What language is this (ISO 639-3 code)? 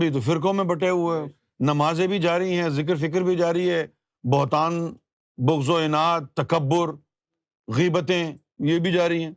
urd